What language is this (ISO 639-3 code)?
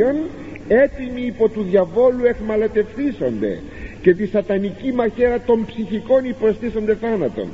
ell